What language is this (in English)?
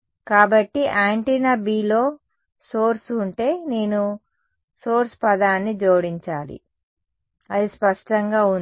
Telugu